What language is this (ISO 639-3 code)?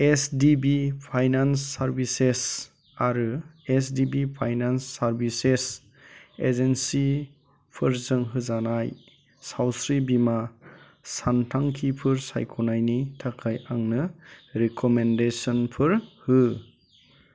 brx